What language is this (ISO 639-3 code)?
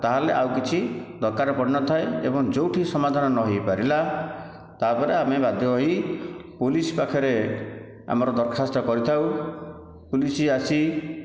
ori